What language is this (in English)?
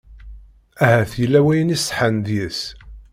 Kabyle